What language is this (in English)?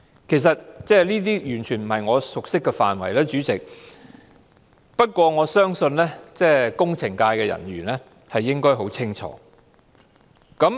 Cantonese